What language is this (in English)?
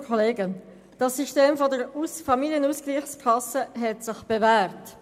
Swiss German